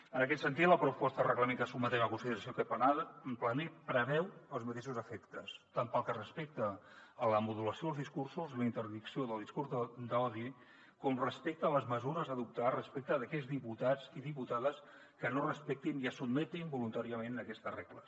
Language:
Catalan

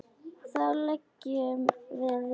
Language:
Icelandic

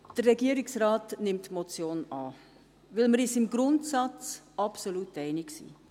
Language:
Swiss German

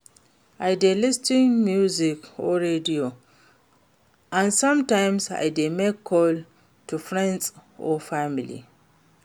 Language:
Nigerian Pidgin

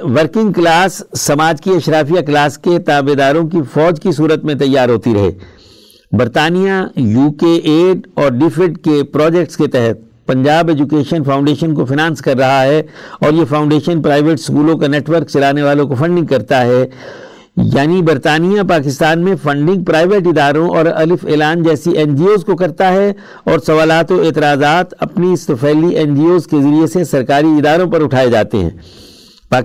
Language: Urdu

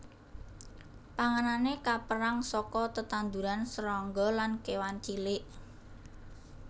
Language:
Javanese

